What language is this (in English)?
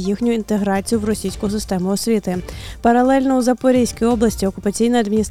Ukrainian